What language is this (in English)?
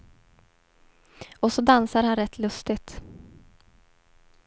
Swedish